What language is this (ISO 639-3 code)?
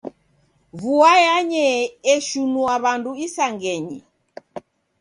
dav